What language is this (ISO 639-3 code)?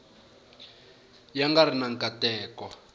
tso